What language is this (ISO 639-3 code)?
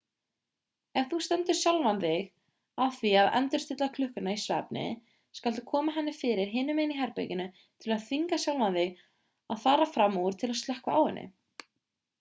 isl